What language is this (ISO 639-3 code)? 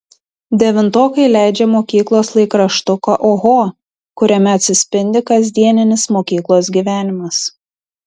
lit